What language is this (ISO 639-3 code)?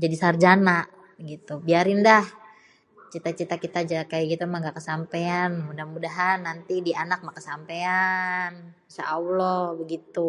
bew